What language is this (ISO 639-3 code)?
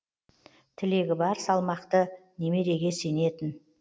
kaz